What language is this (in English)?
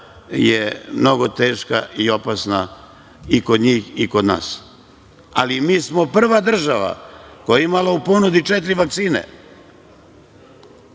Serbian